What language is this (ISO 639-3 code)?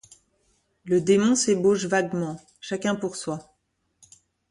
fra